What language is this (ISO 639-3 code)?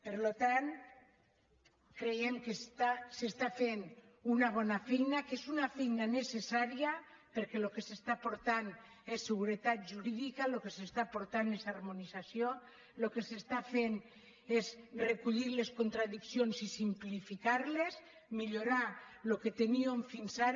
cat